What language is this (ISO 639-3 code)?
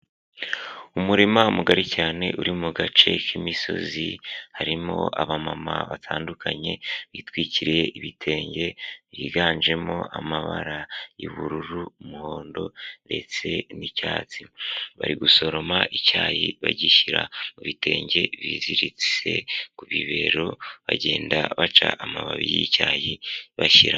kin